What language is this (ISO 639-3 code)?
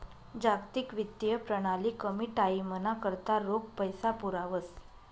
mar